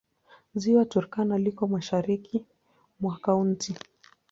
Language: Swahili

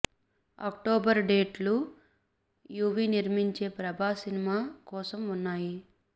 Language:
Telugu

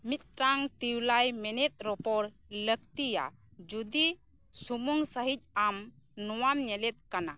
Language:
Santali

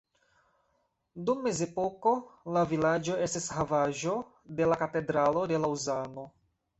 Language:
Esperanto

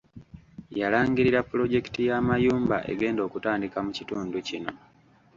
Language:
Ganda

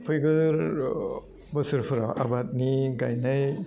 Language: Bodo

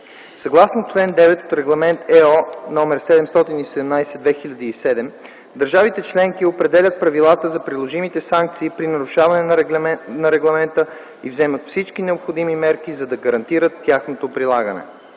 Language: Bulgarian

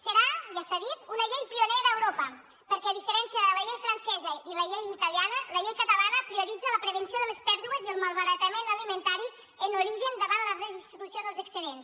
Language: Catalan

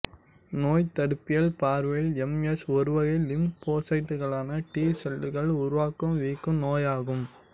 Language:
Tamil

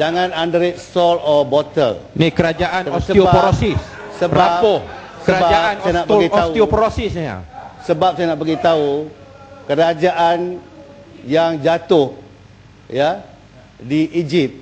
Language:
Malay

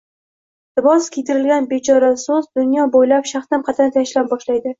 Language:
Uzbek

